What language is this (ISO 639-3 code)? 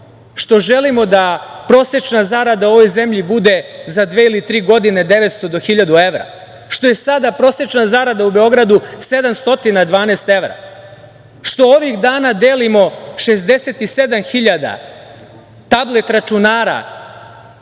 srp